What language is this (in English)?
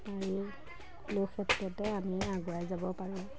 Assamese